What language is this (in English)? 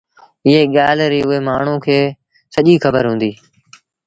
Sindhi Bhil